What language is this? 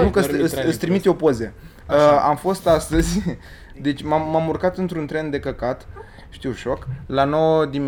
Romanian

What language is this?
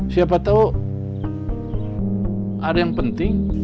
Indonesian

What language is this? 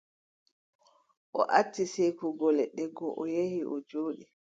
Adamawa Fulfulde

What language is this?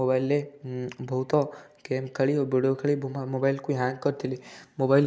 Odia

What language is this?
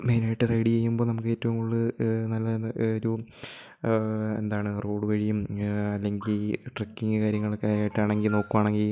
Malayalam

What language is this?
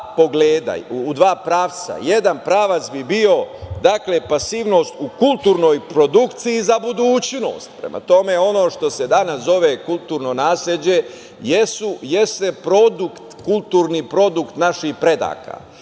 Serbian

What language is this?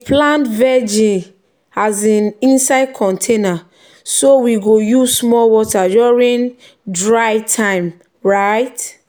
Nigerian Pidgin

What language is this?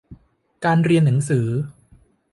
Thai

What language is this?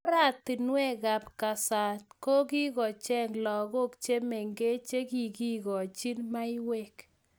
Kalenjin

